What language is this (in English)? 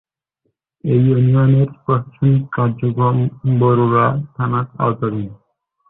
Bangla